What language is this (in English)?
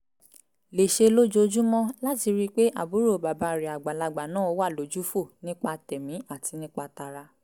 Yoruba